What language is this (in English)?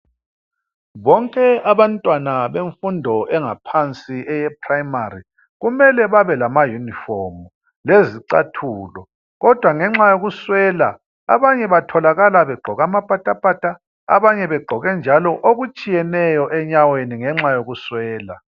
North Ndebele